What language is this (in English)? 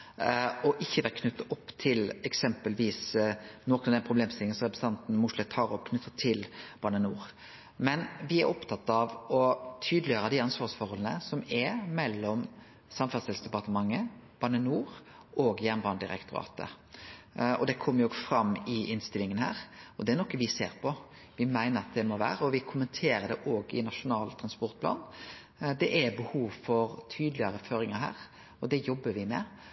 Norwegian Nynorsk